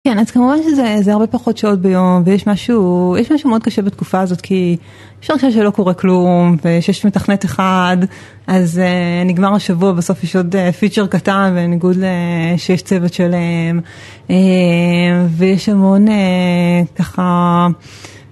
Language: Hebrew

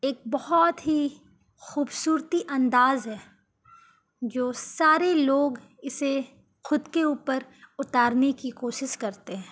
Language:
Urdu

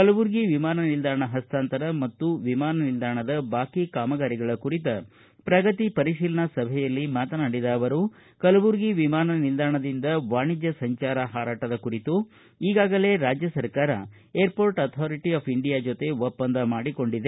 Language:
Kannada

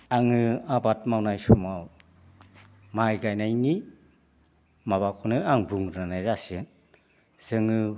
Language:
Bodo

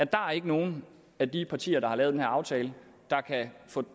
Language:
Danish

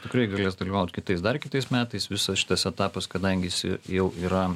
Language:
Lithuanian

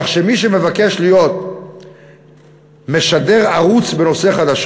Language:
Hebrew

